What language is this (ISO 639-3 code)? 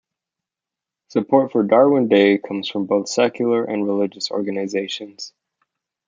eng